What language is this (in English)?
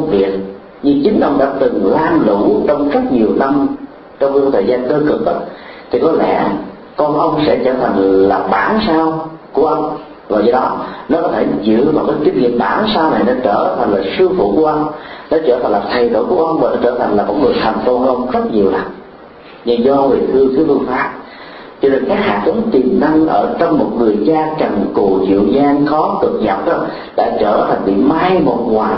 Vietnamese